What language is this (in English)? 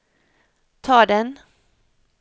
Norwegian